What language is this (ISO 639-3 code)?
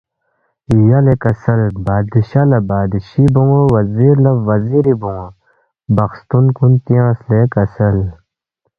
bft